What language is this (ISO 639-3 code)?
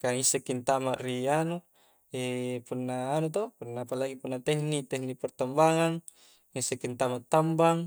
kjc